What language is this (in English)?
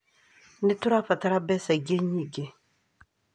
Kikuyu